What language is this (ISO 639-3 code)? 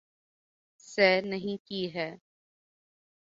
urd